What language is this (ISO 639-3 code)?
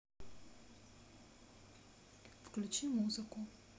rus